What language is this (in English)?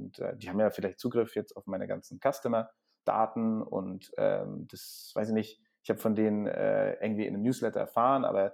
German